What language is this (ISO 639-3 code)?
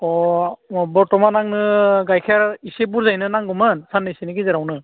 brx